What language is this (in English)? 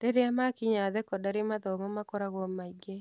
Kikuyu